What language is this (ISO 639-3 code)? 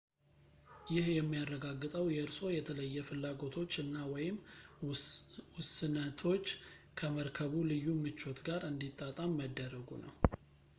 amh